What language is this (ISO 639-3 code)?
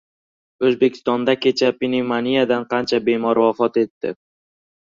uzb